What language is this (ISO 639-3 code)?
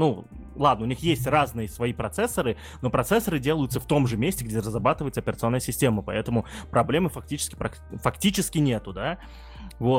rus